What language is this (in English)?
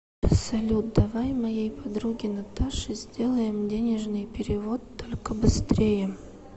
Russian